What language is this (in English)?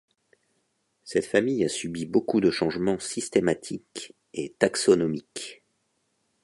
French